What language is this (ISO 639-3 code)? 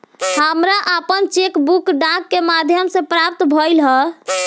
bho